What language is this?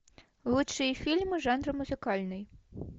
Russian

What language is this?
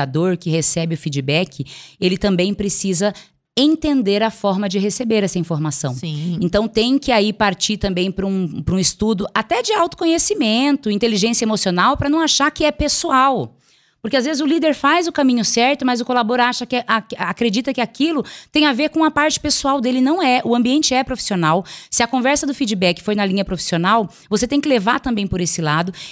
Portuguese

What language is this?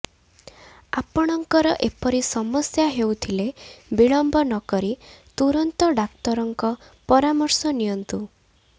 Odia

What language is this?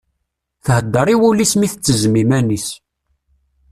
Kabyle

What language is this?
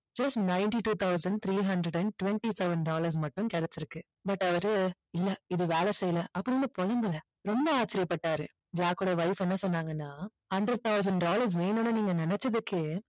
Tamil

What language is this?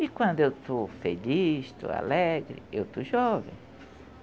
Portuguese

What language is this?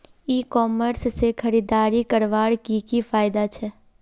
Magahi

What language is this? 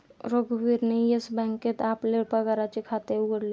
Marathi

